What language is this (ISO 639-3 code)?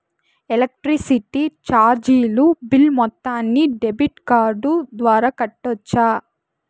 tel